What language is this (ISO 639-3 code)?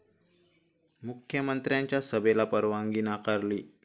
mar